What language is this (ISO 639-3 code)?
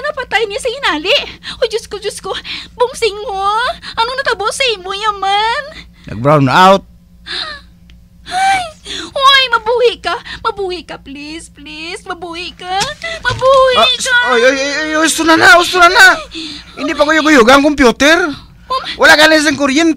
fil